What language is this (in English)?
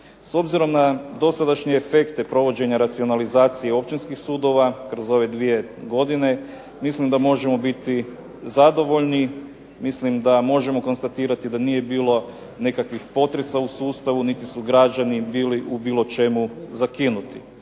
Croatian